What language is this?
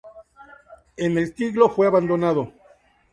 Spanish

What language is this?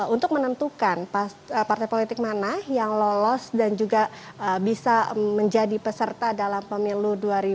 Indonesian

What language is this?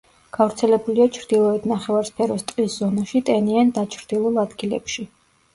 Georgian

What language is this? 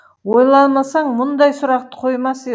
Kazakh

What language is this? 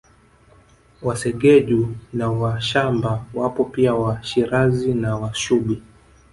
Swahili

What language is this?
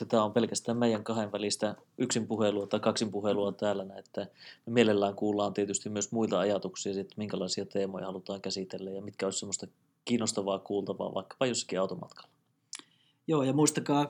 Finnish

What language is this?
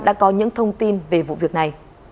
Vietnamese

